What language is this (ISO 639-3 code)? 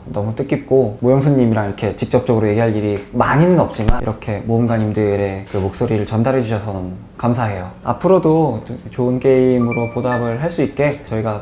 kor